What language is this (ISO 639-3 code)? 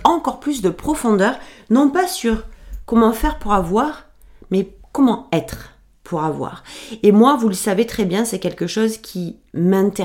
fra